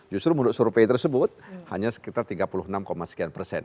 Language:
Indonesian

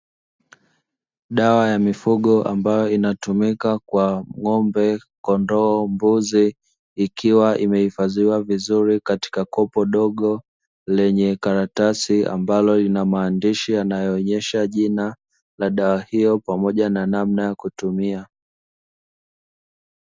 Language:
Swahili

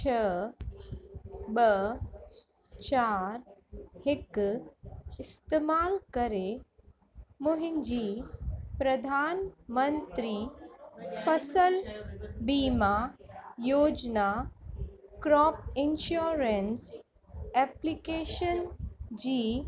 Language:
Sindhi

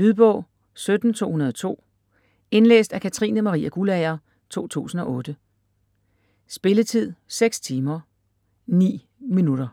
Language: Danish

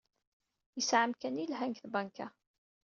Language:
Kabyle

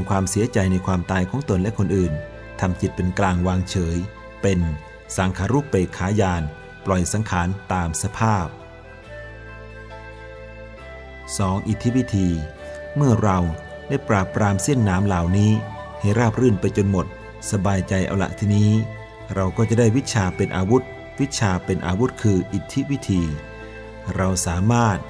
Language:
Thai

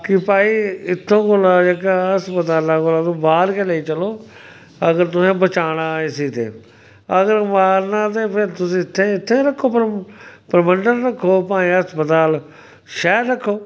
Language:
Dogri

